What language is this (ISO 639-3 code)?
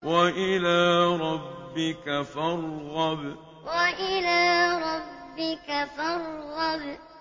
ara